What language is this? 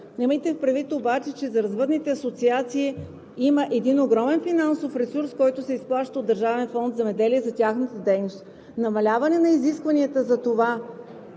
Bulgarian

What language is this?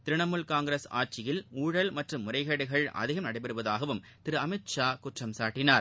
Tamil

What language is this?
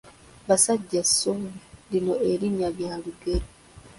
Ganda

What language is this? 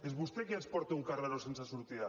Catalan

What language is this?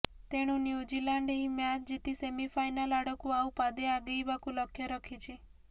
Odia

